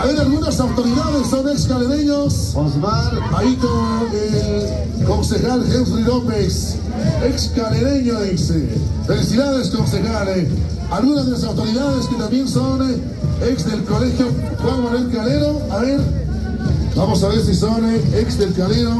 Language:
Spanish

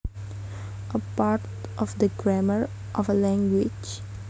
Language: Javanese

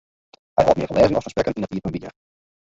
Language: Western Frisian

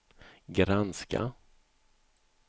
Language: Swedish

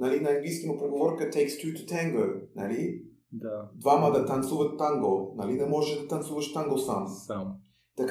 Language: Bulgarian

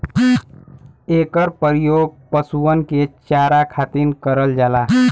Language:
Bhojpuri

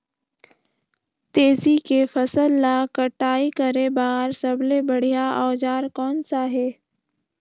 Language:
Chhattisgarhi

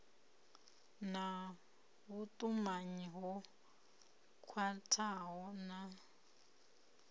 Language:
Venda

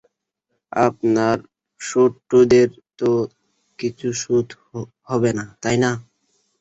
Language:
Bangla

